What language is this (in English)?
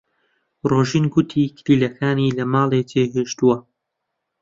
Central Kurdish